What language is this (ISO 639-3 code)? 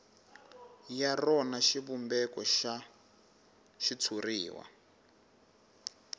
tso